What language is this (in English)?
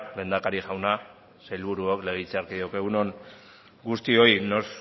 Basque